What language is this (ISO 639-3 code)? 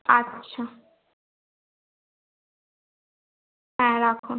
ben